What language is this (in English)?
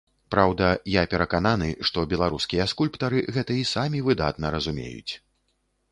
Belarusian